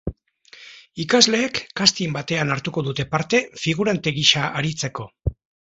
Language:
Basque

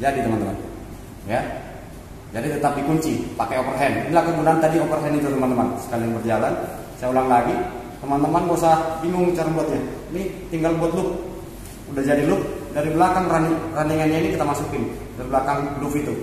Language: Indonesian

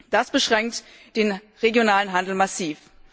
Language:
German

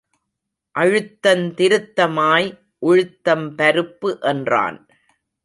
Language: Tamil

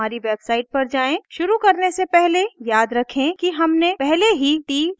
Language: Hindi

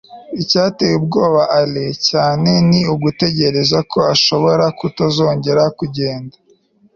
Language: Kinyarwanda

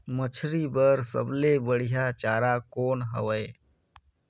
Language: Chhattisgarhi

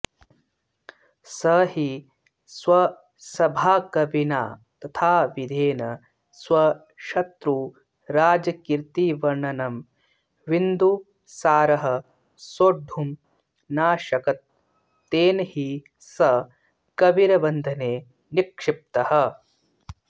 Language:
Sanskrit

